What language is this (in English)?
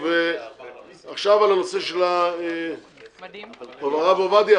Hebrew